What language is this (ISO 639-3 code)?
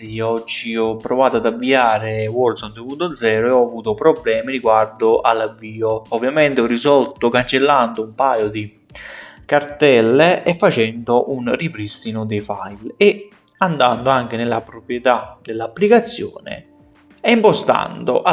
ita